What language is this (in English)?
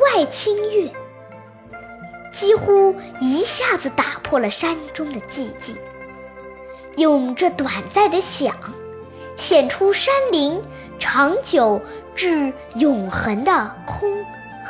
Chinese